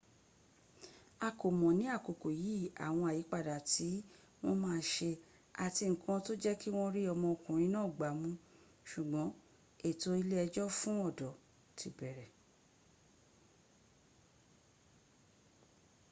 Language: Yoruba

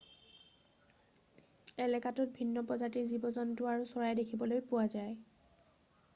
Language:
Assamese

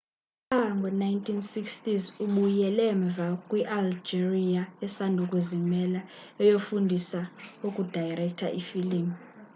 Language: Xhosa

